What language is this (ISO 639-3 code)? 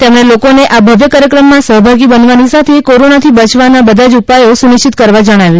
guj